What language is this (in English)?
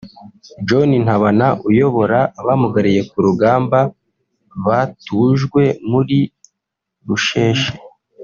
Kinyarwanda